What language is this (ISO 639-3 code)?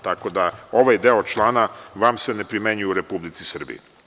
srp